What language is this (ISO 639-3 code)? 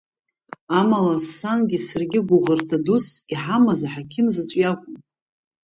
abk